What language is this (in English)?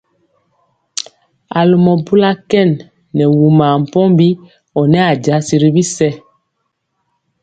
Mpiemo